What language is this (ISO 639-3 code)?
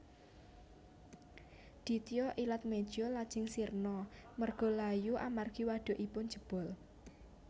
jav